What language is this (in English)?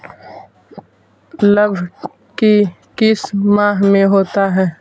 Magahi